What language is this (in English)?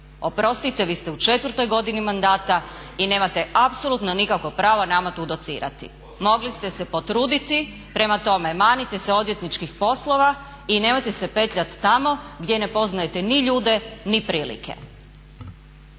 Croatian